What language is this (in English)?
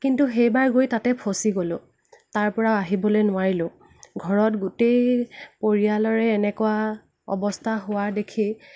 Assamese